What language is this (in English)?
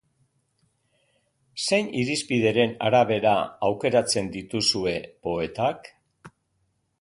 Basque